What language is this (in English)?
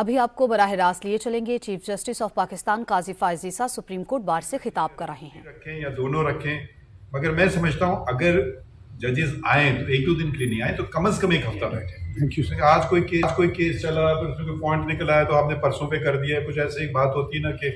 Hindi